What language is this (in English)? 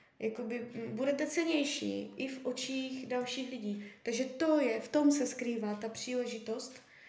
Czech